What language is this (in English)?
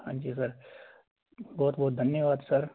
Punjabi